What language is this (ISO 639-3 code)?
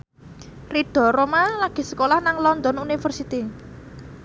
jav